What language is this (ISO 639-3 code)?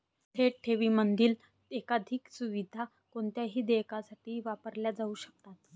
mar